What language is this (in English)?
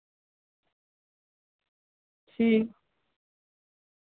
Dogri